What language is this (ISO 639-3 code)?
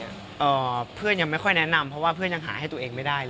tha